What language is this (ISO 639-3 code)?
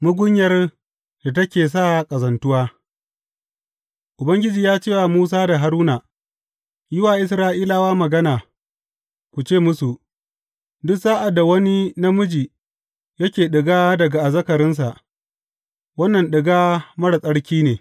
hau